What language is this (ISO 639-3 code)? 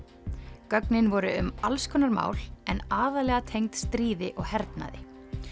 isl